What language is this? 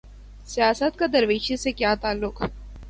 Urdu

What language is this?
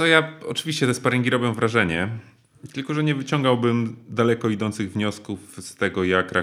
Polish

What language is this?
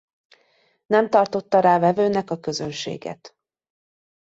Hungarian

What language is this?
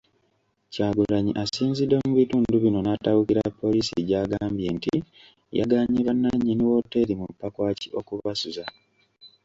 Ganda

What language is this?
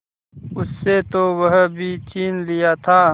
Hindi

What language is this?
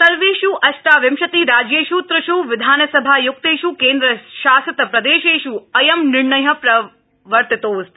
Sanskrit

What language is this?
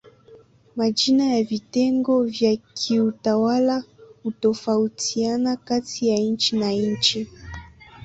Swahili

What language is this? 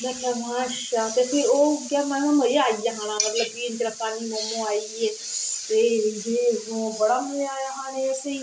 Dogri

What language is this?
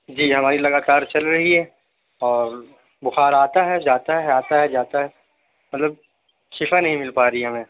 Urdu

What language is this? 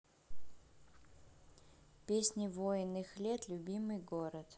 Russian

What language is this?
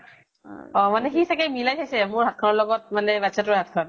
Assamese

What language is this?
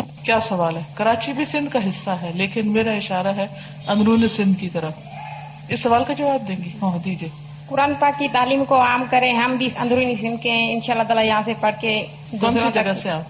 Urdu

